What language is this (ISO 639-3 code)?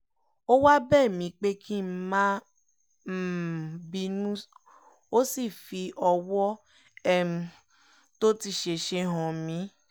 yor